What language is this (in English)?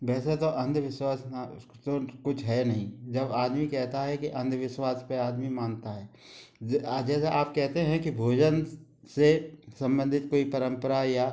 Hindi